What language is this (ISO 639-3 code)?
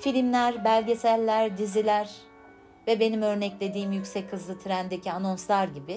tur